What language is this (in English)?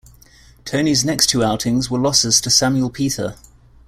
English